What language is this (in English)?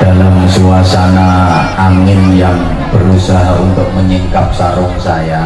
Indonesian